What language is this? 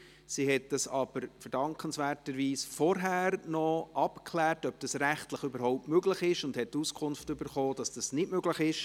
Swiss German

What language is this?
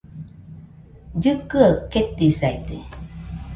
Nüpode Huitoto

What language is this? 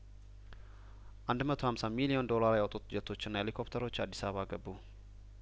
Amharic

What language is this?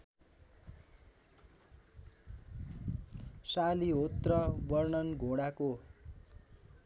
Nepali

